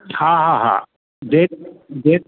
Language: Sindhi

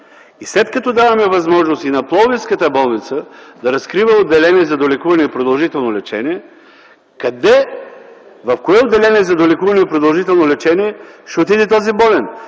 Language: Bulgarian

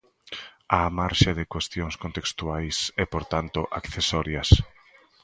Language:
Galician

